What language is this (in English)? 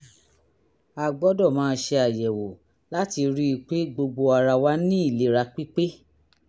Yoruba